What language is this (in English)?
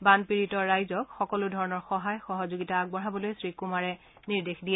Assamese